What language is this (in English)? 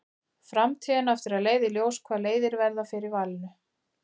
Icelandic